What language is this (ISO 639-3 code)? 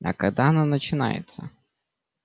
rus